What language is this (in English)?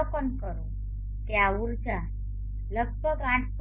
Gujarati